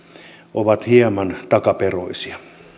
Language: Finnish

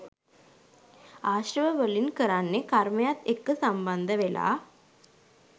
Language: Sinhala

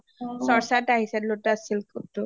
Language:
Assamese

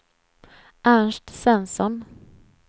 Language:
Swedish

